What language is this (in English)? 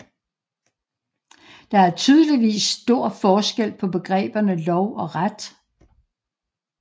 Danish